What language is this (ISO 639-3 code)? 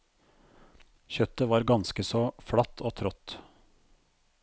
nor